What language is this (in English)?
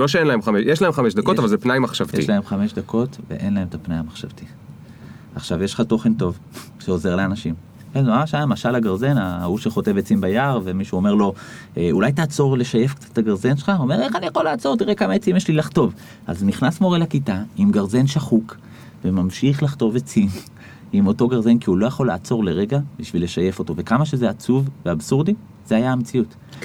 Hebrew